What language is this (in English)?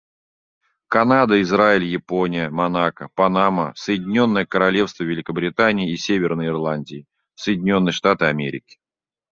Russian